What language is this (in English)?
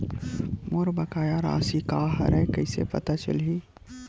Chhattisgarhi